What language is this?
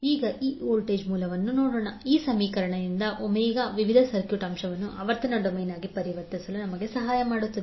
Kannada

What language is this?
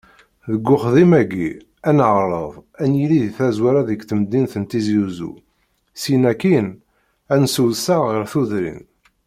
Kabyle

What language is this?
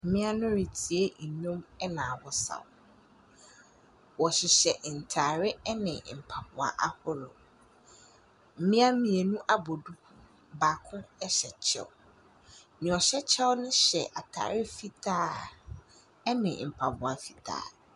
Akan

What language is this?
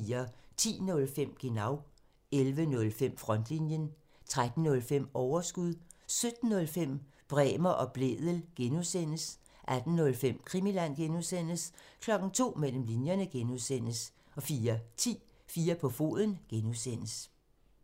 Danish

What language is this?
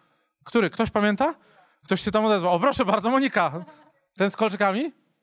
Polish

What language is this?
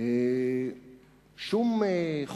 Hebrew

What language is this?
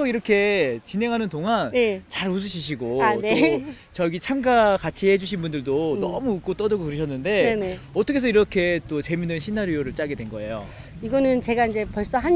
Korean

